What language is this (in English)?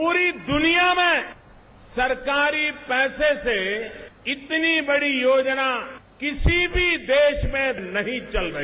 Hindi